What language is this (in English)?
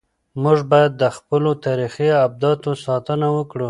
Pashto